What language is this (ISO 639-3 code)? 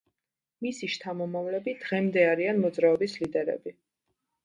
kat